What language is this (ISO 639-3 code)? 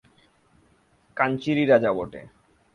ben